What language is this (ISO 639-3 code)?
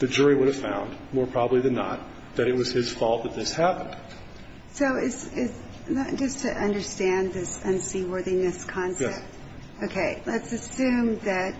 eng